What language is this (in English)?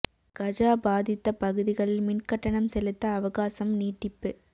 Tamil